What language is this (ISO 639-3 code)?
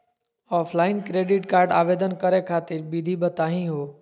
mag